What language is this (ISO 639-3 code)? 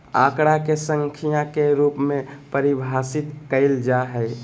mag